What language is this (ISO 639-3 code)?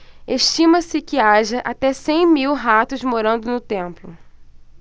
por